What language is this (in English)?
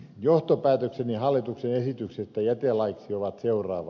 Finnish